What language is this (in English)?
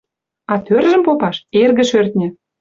Western Mari